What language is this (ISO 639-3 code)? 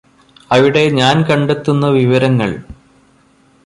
mal